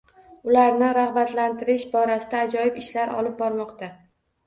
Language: Uzbek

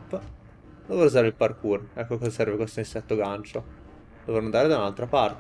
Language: Italian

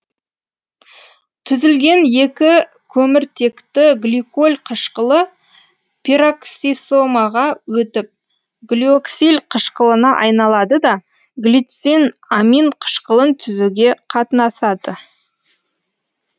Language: Kazakh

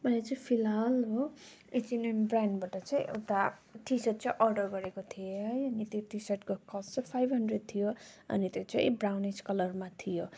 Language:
Nepali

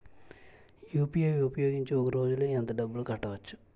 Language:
Telugu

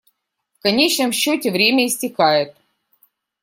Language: Russian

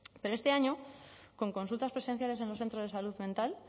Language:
Spanish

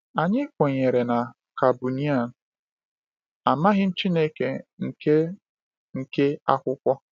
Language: Igbo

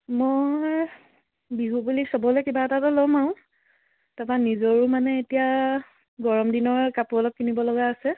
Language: Assamese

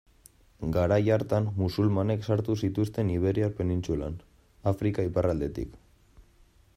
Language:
Basque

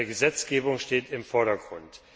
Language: German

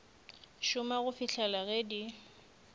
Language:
Northern Sotho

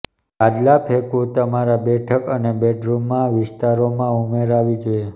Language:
Gujarati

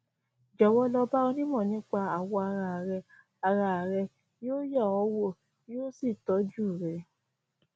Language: Yoruba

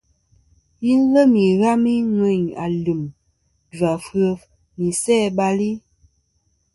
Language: Kom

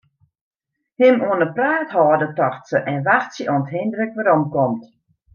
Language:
Western Frisian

